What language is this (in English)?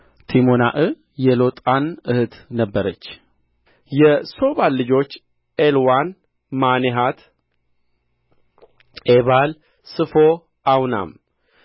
Amharic